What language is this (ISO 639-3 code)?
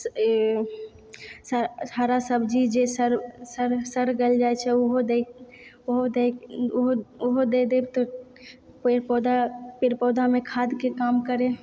mai